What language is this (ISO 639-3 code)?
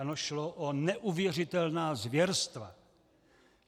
ces